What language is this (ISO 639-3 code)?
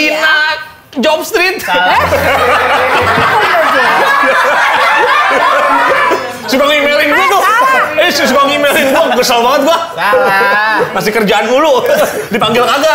ind